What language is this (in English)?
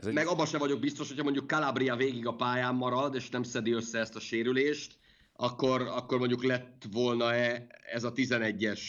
Hungarian